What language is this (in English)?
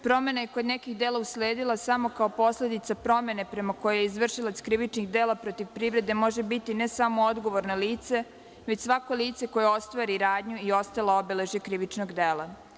Serbian